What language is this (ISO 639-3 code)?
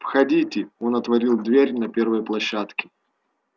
rus